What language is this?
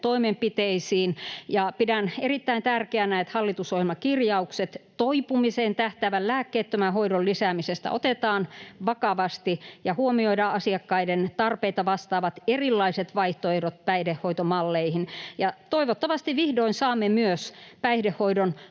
Finnish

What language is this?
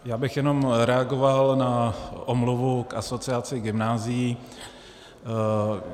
Czech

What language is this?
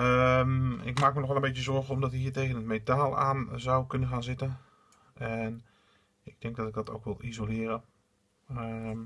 Dutch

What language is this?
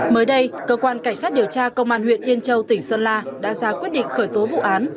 Vietnamese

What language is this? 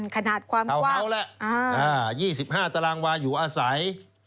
Thai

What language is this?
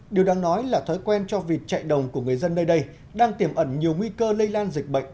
Vietnamese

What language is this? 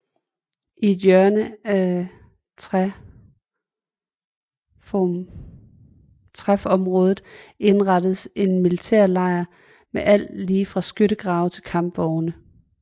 Danish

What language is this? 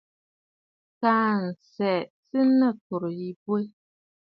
Bafut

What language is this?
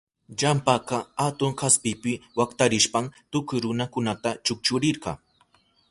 Southern Pastaza Quechua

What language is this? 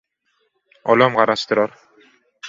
Turkmen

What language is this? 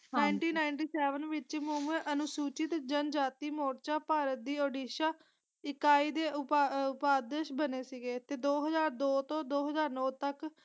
Punjabi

